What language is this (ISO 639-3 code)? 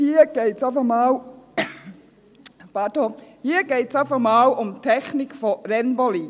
gsw